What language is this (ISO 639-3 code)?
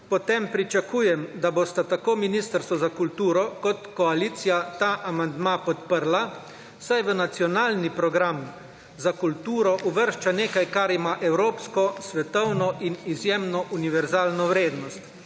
slv